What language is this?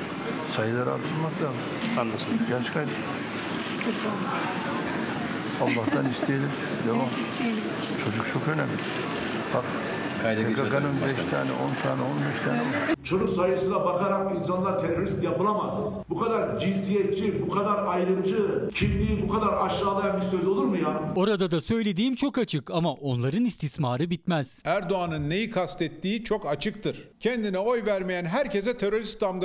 Turkish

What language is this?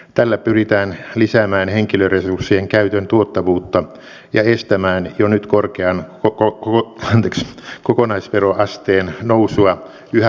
Finnish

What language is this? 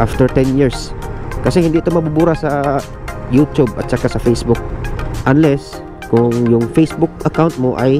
Filipino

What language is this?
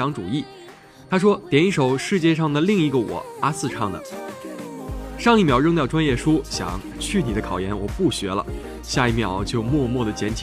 Chinese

